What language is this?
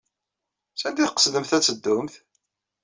Kabyle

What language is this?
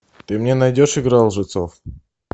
Russian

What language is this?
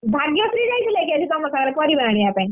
Odia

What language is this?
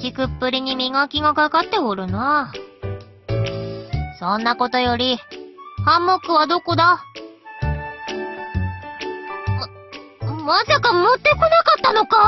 Japanese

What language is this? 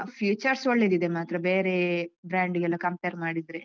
Kannada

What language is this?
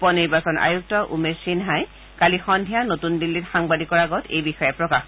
Assamese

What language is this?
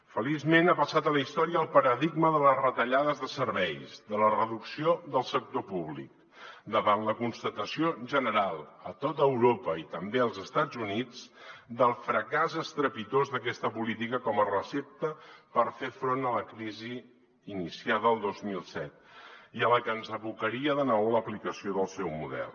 Catalan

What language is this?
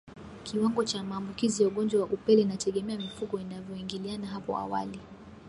Swahili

